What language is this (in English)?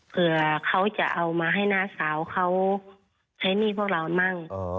Thai